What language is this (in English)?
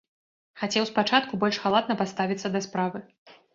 Belarusian